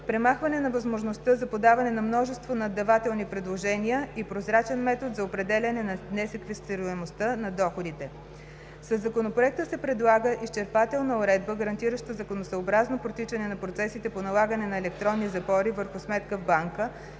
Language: Bulgarian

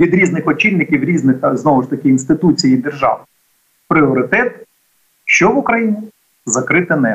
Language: Ukrainian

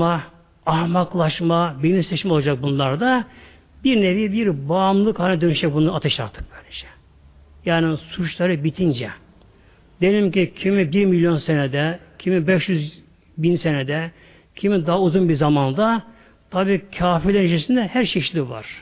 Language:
Turkish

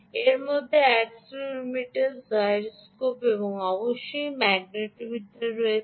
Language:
Bangla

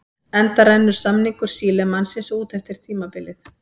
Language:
Icelandic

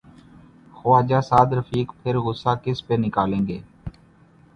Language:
Urdu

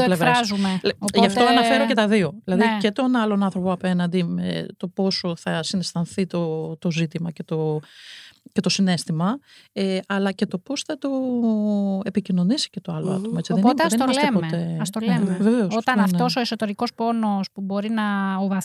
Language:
Greek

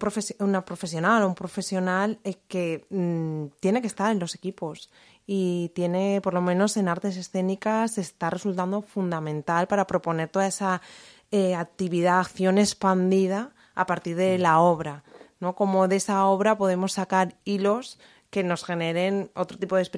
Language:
Spanish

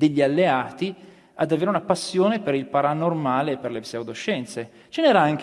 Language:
Italian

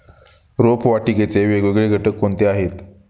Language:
Marathi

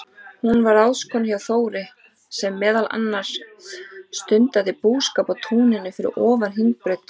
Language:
Icelandic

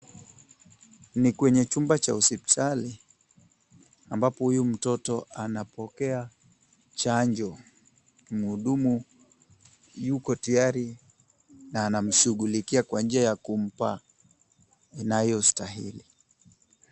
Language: Swahili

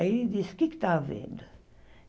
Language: Portuguese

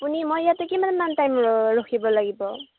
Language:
Assamese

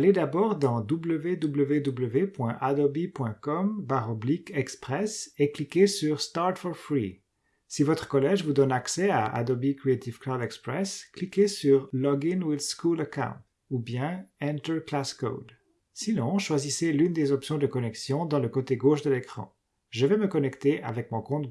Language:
French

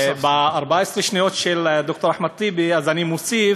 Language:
Hebrew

